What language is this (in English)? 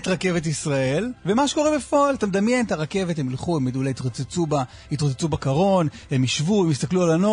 Hebrew